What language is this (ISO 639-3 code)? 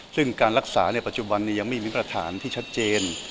tha